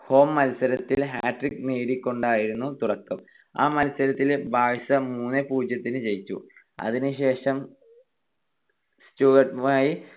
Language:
Malayalam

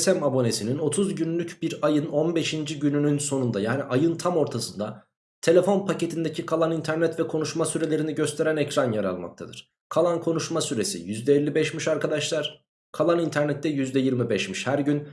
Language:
Turkish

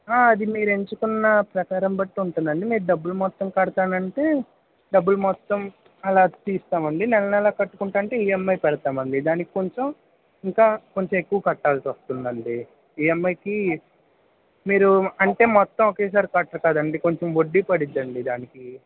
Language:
Telugu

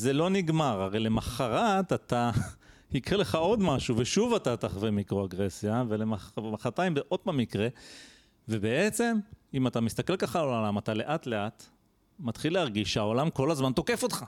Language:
Hebrew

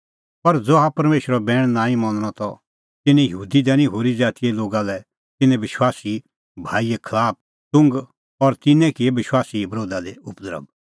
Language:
Kullu Pahari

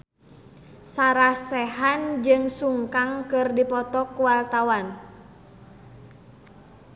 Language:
Sundanese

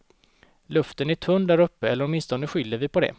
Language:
Swedish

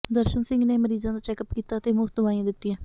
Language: Punjabi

